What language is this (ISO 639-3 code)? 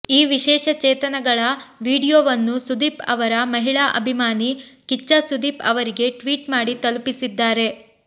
kan